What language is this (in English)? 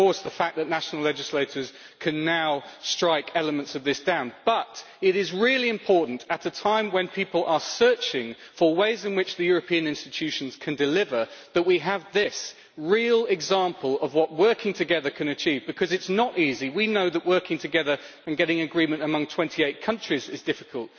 English